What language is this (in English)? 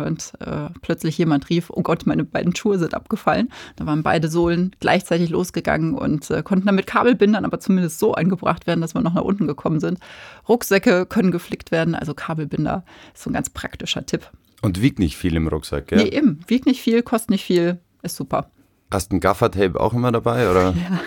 German